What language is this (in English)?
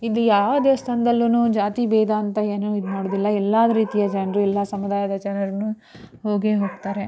Kannada